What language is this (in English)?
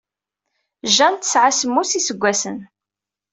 Kabyle